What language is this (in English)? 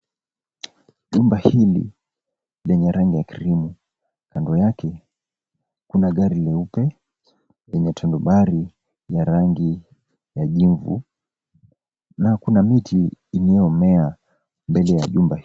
Swahili